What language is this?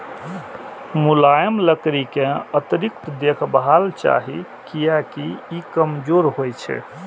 Maithili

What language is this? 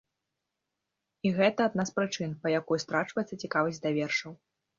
Belarusian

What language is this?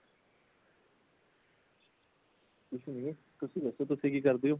Punjabi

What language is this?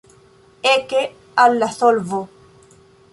Esperanto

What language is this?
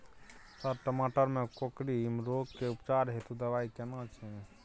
Maithili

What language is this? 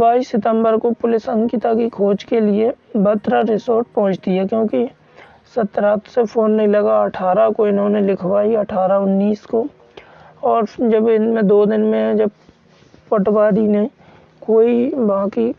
Hindi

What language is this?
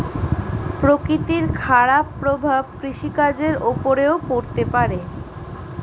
Bangla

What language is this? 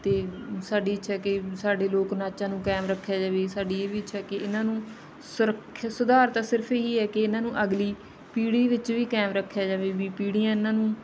Punjabi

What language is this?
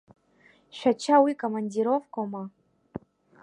Abkhazian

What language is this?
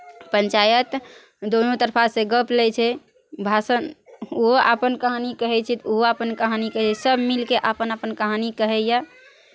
Maithili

